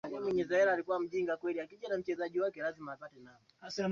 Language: Swahili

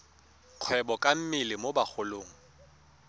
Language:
Tswana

